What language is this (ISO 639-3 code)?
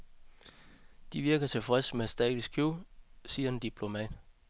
dan